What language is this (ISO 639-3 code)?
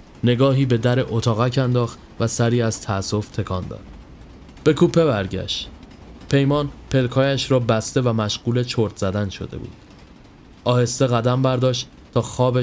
fas